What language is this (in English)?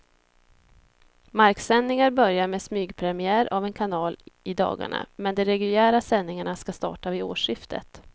Swedish